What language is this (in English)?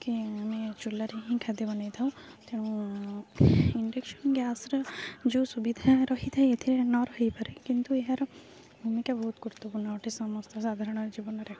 Odia